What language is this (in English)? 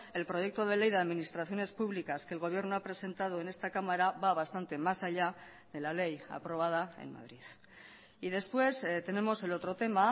Spanish